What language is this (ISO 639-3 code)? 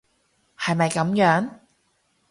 yue